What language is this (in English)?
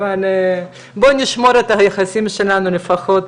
Hebrew